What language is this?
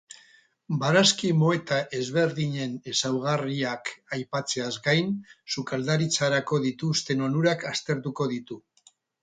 Basque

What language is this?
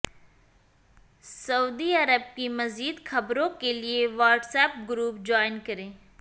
Urdu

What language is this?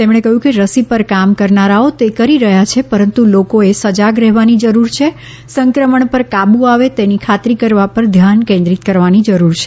Gujarati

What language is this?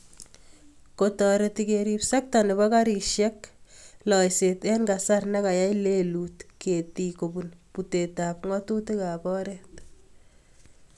Kalenjin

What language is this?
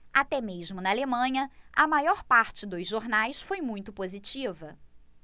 Portuguese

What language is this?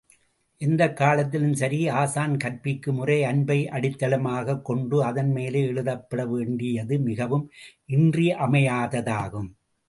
Tamil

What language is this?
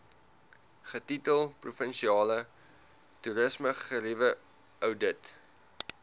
Afrikaans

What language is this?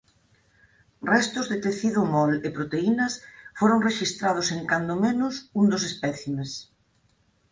Galician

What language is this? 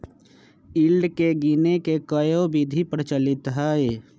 Magahi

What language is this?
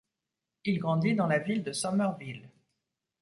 French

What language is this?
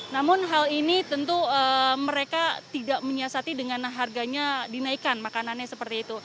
Indonesian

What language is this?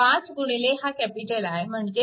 Marathi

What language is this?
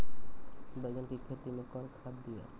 Maithili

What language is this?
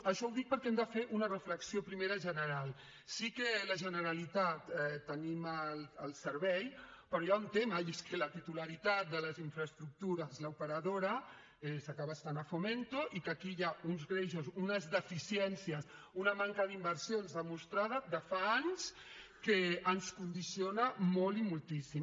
Catalan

